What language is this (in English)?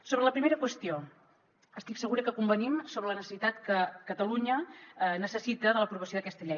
Catalan